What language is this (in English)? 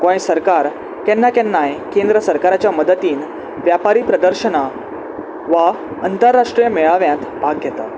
Konkani